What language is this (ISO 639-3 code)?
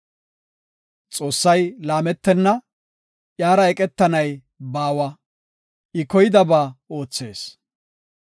gof